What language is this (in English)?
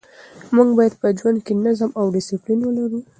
Pashto